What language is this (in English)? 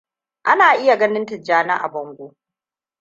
Hausa